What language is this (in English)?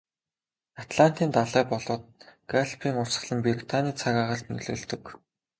Mongolian